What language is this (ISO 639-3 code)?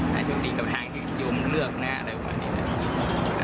tha